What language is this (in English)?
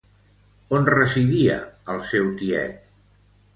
Catalan